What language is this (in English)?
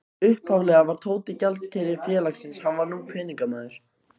Icelandic